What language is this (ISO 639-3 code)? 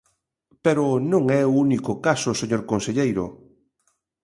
glg